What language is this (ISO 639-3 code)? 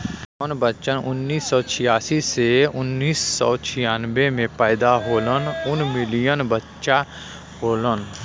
bho